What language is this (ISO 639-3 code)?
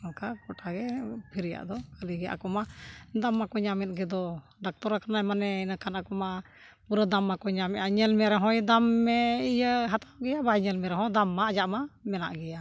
sat